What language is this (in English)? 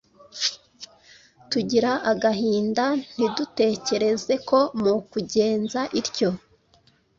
Kinyarwanda